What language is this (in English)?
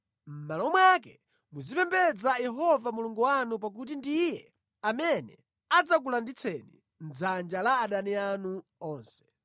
Nyanja